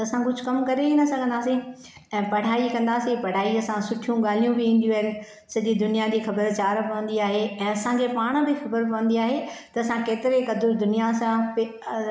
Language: Sindhi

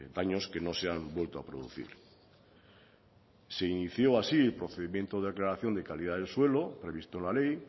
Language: Spanish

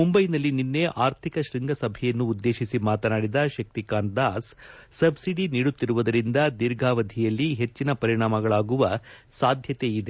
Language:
Kannada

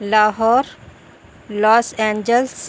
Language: Urdu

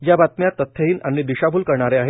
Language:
Marathi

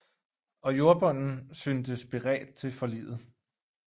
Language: Danish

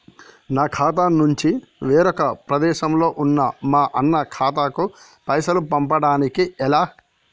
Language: Telugu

